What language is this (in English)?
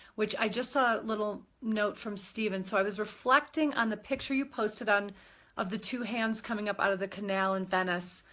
English